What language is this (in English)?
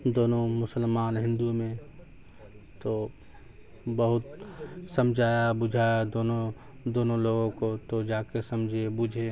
Urdu